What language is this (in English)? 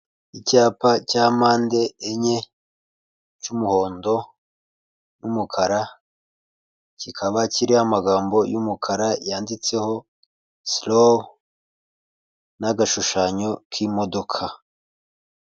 Kinyarwanda